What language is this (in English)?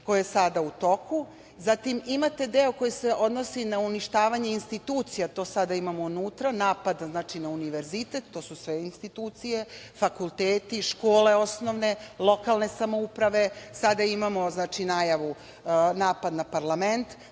Serbian